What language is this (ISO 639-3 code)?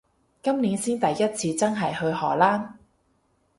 yue